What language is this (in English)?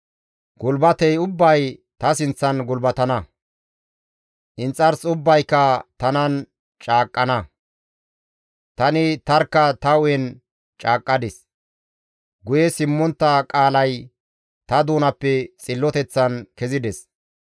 Gamo